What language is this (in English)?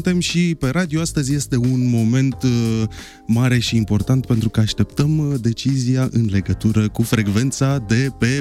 Romanian